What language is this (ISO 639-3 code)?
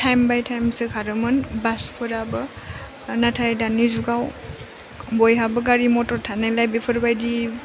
brx